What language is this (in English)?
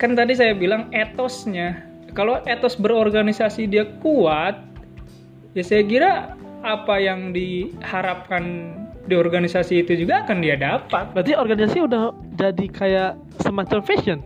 Indonesian